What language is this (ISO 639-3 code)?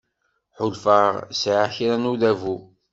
kab